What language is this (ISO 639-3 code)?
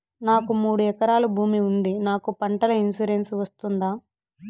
tel